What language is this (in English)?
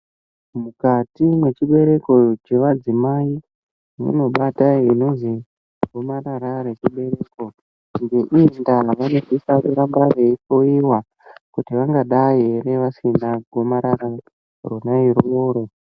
Ndau